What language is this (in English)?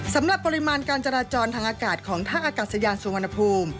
Thai